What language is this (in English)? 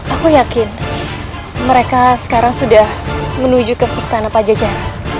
Indonesian